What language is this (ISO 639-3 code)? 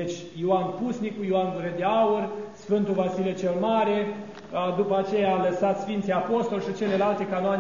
ron